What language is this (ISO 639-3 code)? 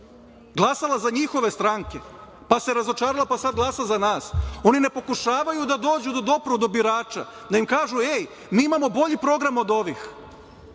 srp